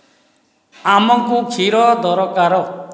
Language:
Odia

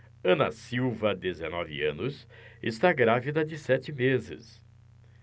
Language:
Portuguese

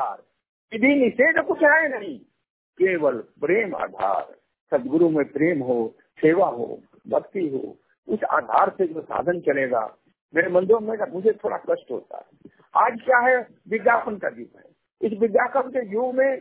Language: Hindi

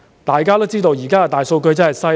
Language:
Cantonese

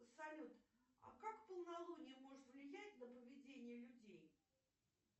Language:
Russian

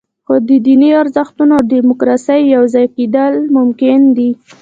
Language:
Pashto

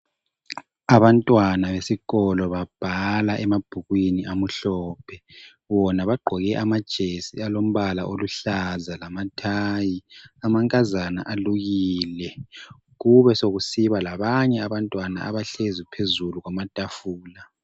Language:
North Ndebele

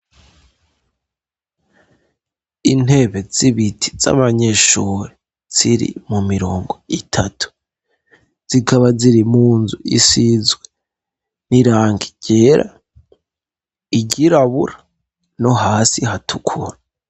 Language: Rundi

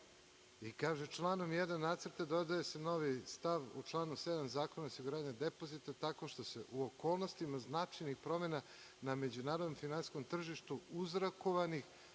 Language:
Serbian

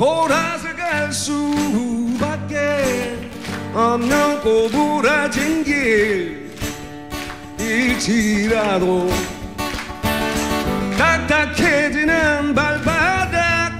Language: Korean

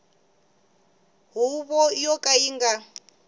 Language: Tsonga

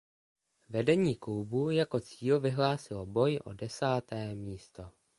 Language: Czech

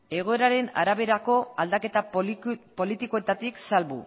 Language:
Basque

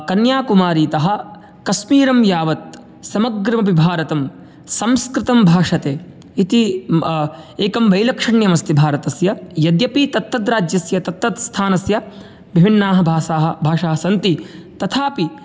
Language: Sanskrit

